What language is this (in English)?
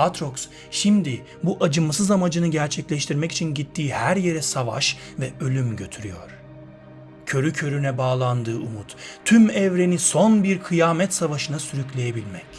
Turkish